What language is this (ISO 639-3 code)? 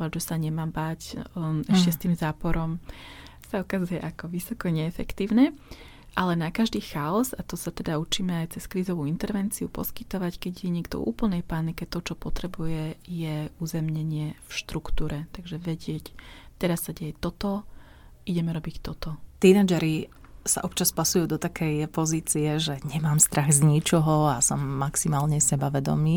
slk